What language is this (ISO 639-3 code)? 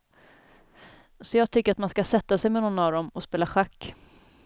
swe